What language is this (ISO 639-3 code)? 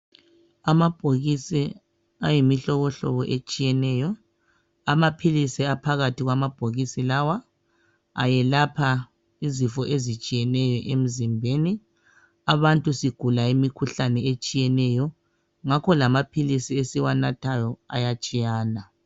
nde